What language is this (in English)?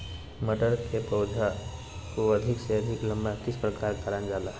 Magahi